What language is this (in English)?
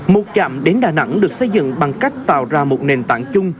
Vietnamese